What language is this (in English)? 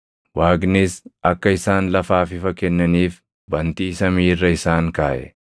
Oromo